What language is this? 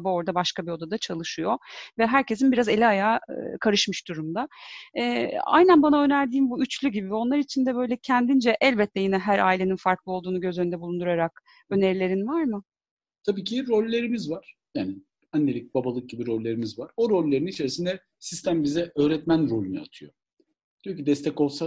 Turkish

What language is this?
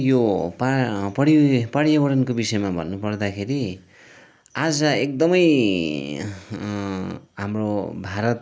Nepali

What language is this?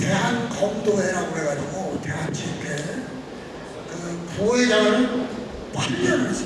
Korean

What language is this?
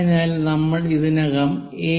Malayalam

